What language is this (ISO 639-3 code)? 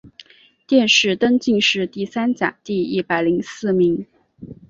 zho